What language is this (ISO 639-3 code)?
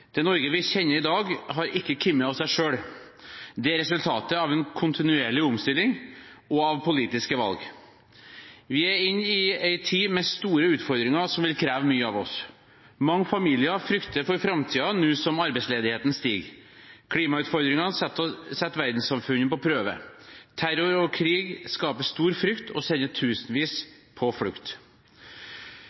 nob